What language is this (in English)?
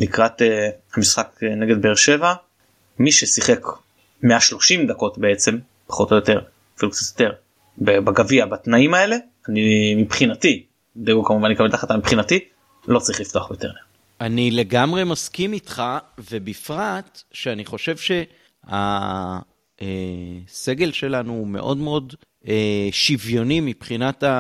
Hebrew